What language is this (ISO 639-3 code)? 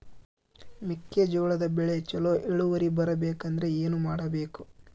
kan